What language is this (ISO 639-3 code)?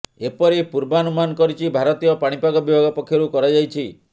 ori